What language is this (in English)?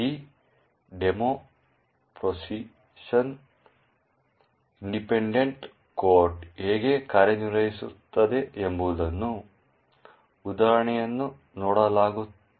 Kannada